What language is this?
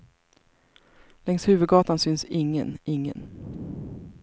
Swedish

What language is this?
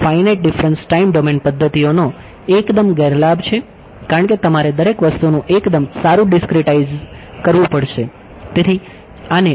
Gujarati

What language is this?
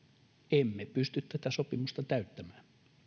Finnish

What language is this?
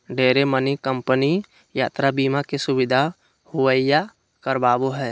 Magahi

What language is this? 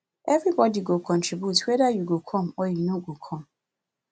Nigerian Pidgin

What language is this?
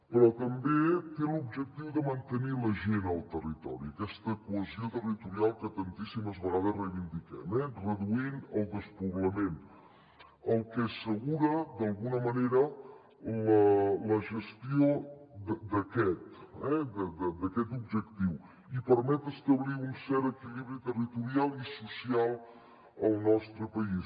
Catalan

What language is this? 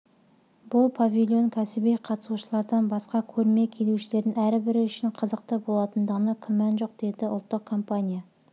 Kazakh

